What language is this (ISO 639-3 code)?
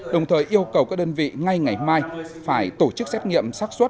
vie